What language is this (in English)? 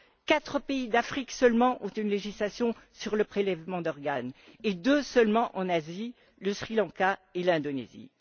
French